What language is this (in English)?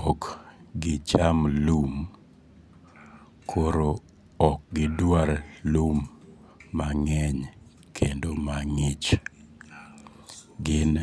Luo (Kenya and Tanzania)